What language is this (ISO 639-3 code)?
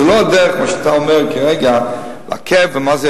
heb